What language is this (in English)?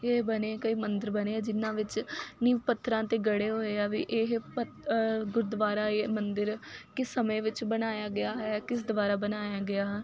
Punjabi